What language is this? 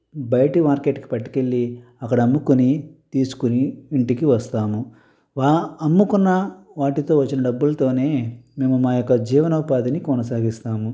Telugu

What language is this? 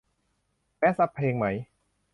Thai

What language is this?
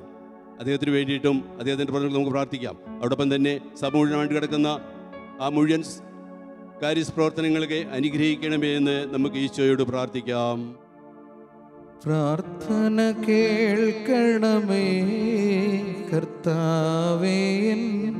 Malayalam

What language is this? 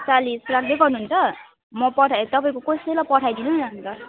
Nepali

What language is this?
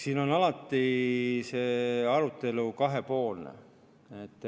Estonian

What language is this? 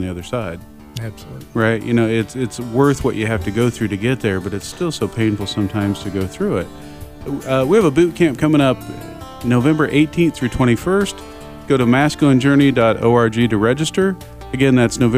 English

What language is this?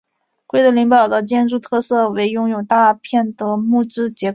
Chinese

